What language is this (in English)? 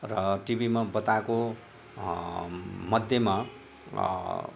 Nepali